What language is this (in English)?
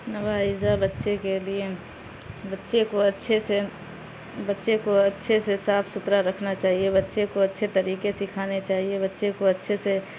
Urdu